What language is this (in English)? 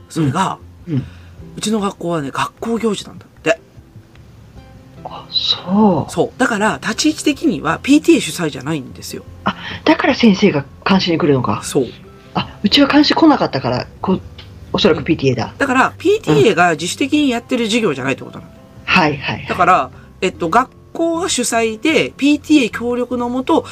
Japanese